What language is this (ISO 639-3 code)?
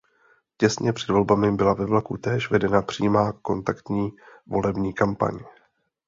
ces